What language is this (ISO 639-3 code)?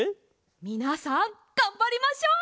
jpn